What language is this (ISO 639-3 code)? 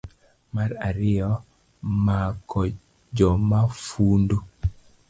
luo